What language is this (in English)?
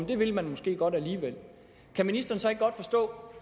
Danish